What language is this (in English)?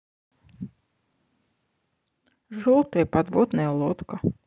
Russian